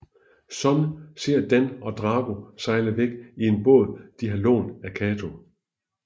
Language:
Danish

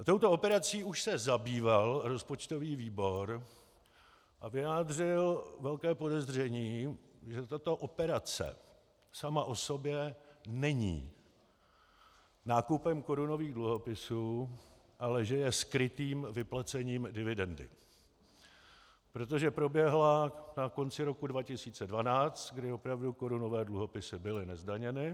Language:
Czech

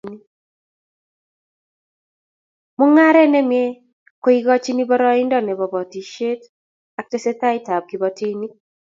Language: Kalenjin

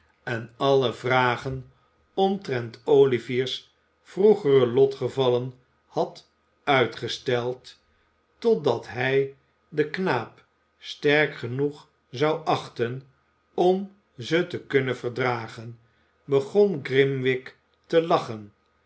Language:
Dutch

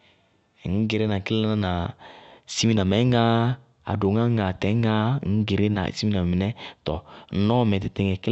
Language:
Bago-Kusuntu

